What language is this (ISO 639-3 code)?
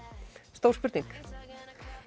isl